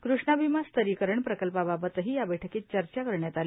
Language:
Marathi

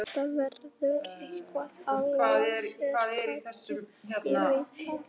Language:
Icelandic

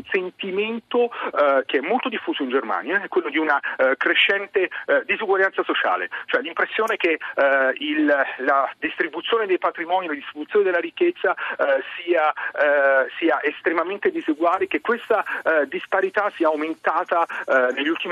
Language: Italian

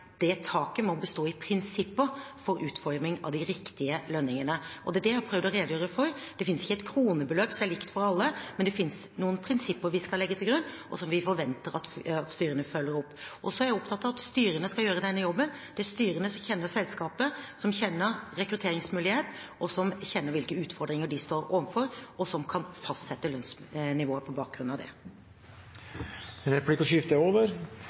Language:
Norwegian Bokmål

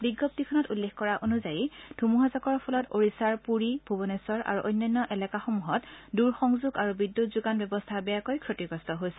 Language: Assamese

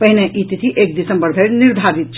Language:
Maithili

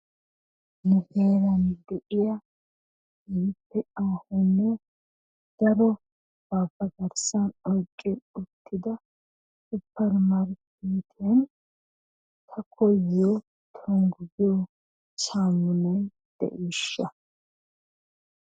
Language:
Wolaytta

